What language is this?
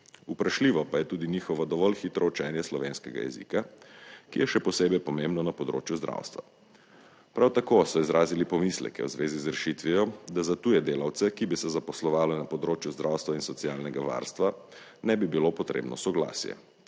Slovenian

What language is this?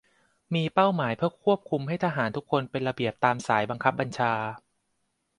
Thai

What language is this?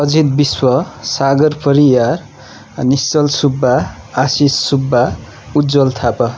Nepali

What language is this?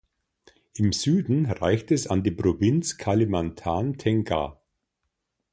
German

